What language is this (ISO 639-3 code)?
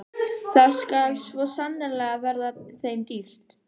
isl